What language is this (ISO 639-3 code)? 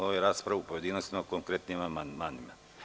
srp